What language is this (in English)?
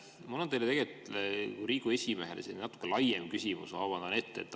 Estonian